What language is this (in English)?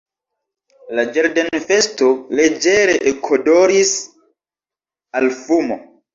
Esperanto